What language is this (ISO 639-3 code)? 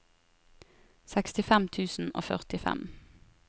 nor